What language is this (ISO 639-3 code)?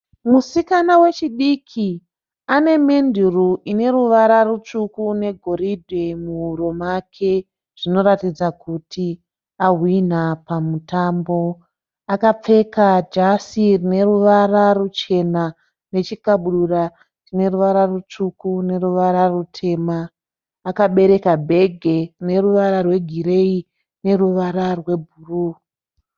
sna